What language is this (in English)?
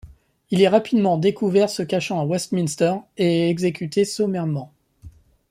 French